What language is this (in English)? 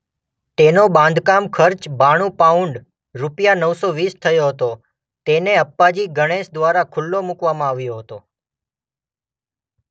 Gujarati